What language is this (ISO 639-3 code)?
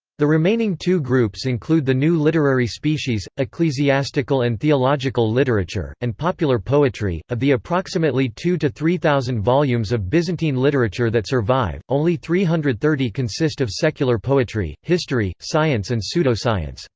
eng